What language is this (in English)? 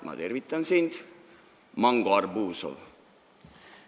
Estonian